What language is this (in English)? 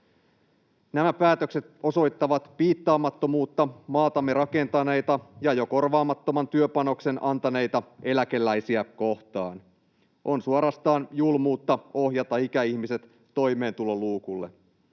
Finnish